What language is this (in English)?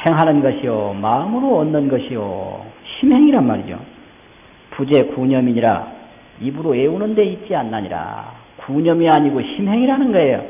Korean